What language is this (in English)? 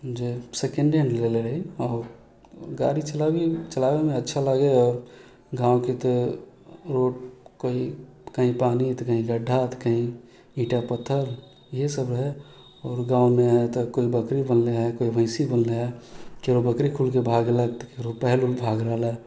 Maithili